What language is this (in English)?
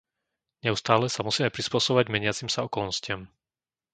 Slovak